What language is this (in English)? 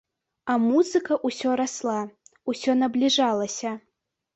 Belarusian